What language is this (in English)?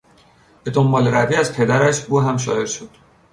Persian